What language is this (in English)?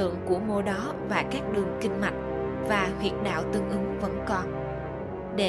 Vietnamese